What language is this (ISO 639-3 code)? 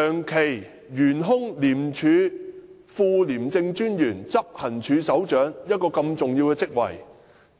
yue